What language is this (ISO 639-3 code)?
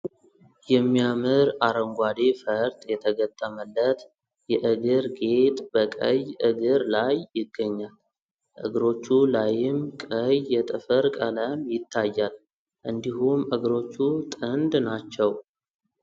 amh